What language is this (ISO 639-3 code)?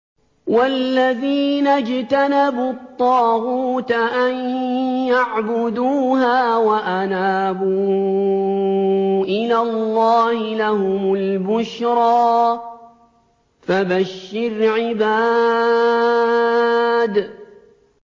ara